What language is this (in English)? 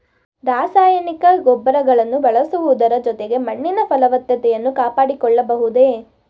Kannada